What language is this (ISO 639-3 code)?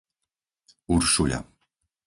slk